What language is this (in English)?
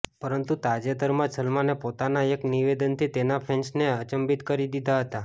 Gujarati